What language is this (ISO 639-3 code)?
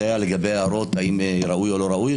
heb